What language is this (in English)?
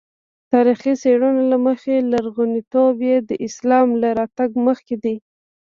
Pashto